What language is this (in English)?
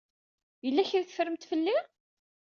Kabyle